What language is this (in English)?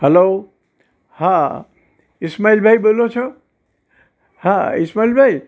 Gujarati